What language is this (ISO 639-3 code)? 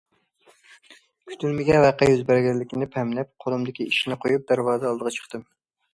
uig